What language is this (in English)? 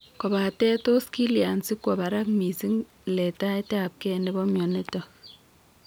Kalenjin